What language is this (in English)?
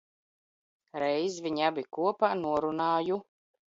Latvian